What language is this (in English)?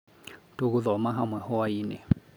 Kikuyu